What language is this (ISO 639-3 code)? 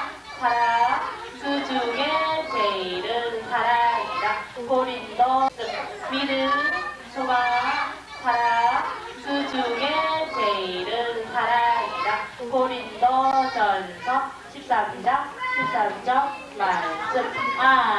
kor